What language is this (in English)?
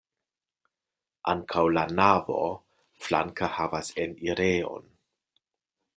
Esperanto